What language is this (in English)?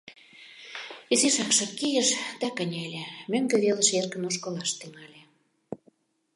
Mari